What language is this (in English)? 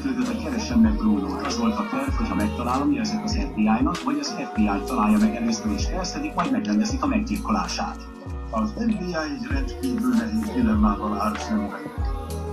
Hungarian